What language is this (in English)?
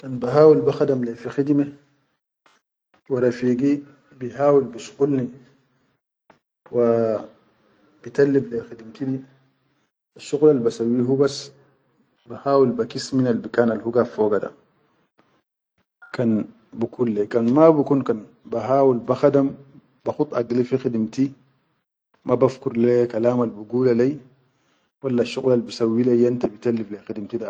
Chadian Arabic